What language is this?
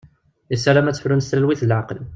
Kabyle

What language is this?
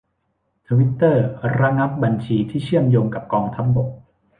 Thai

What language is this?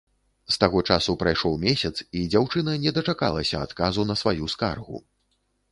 Belarusian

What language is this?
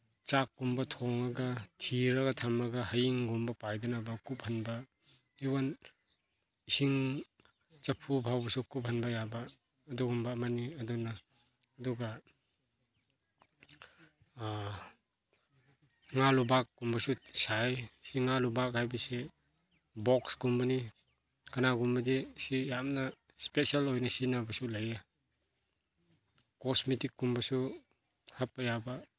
Manipuri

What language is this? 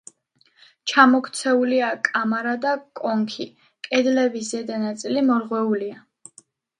Georgian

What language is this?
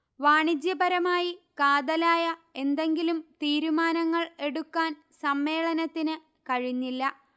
Malayalam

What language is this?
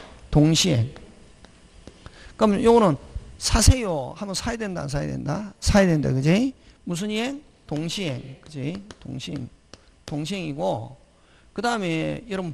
Korean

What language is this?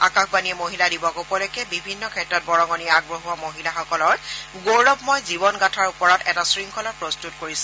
Assamese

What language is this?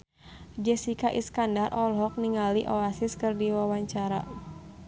Sundanese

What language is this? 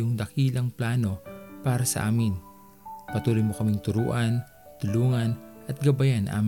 Filipino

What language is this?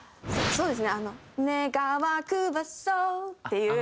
Japanese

